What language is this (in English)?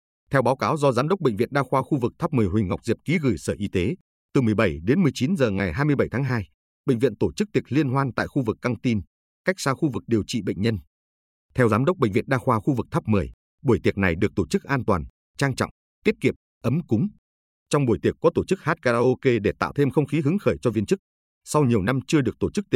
Vietnamese